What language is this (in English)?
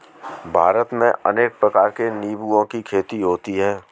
Hindi